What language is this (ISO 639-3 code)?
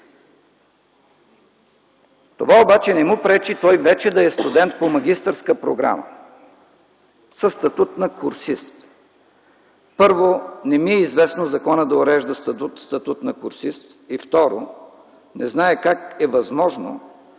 bul